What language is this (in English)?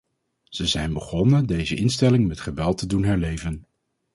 Dutch